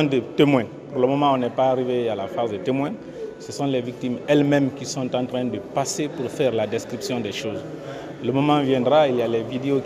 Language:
French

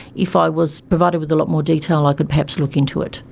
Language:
English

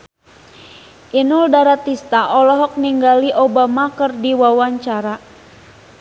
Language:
Sundanese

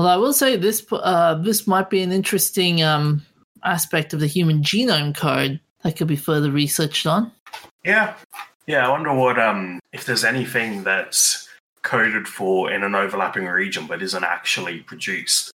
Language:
English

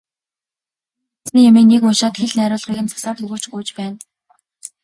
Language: Mongolian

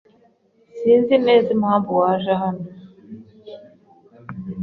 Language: Kinyarwanda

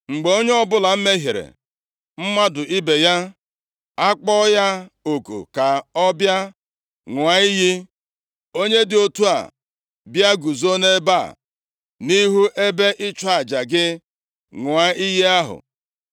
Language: Igbo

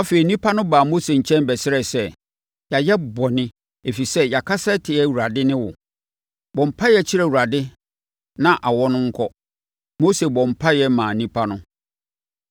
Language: Akan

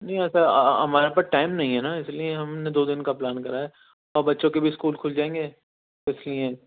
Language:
Urdu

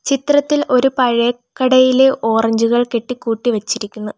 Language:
Malayalam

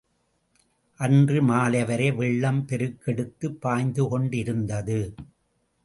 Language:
Tamil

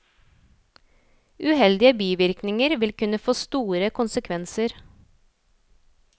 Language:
Norwegian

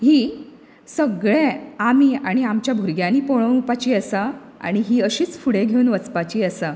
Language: Konkani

